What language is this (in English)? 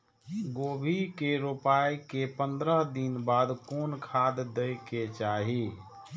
Maithili